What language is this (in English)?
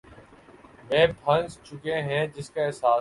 Urdu